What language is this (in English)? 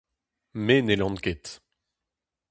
Breton